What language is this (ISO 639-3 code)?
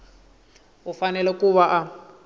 tso